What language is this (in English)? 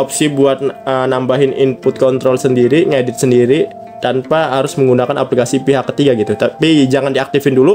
Indonesian